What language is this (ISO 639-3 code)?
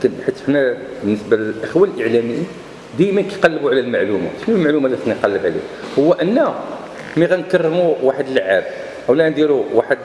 ara